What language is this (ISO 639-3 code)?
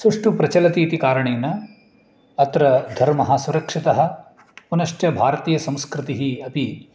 san